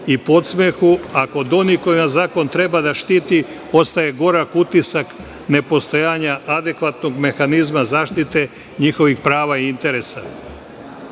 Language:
Serbian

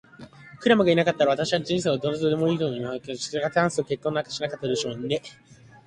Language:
Japanese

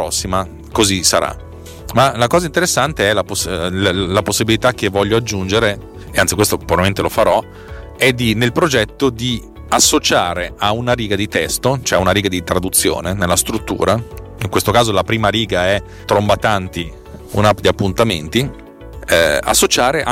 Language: Italian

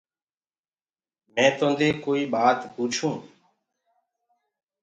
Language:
Gurgula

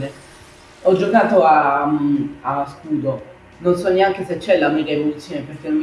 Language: Italian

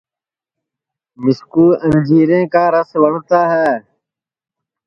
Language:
Sansi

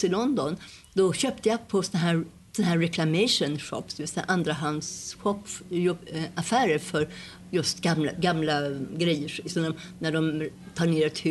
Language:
Swedish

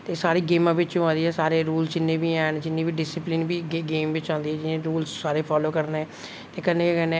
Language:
Dogri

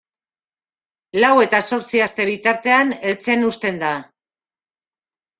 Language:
Basque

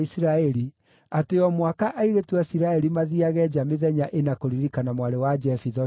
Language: Kikuyu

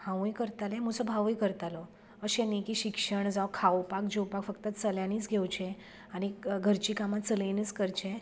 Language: Konkani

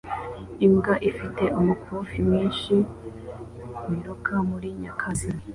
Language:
Kinyarwanda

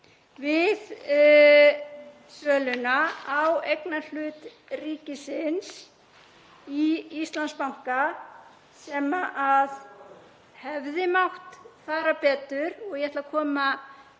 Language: Icelandic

